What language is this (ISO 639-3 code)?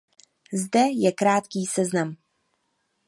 ces